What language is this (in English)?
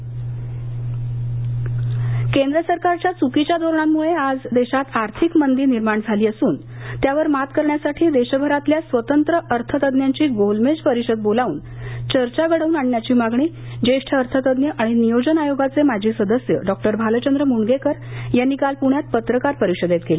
Marathi